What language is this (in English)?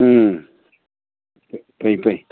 Manipuri